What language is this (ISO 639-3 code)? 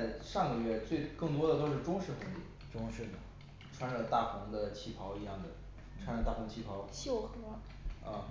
zho